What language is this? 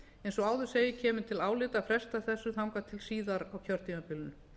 Icelandic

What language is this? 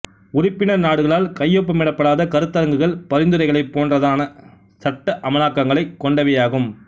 Tamil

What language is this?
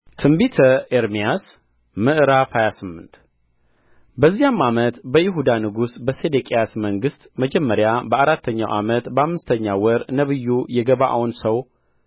Amharic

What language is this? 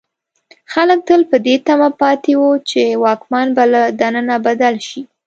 Pashto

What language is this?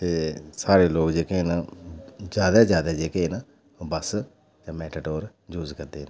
Dogri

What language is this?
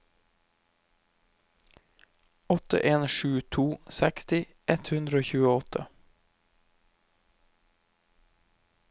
Norwegian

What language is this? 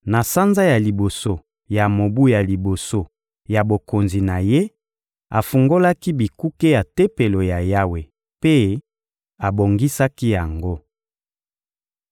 Lingala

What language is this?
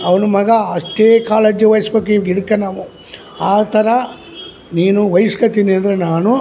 Kannada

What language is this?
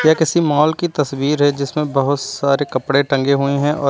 Hindi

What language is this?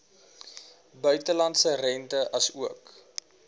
Afrikaans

